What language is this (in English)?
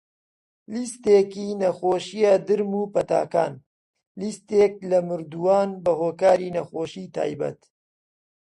Central Kurdish